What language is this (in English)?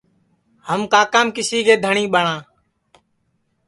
Sansi